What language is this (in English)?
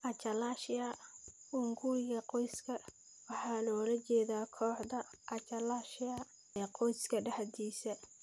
Somali